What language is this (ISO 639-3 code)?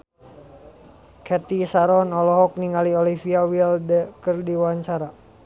sun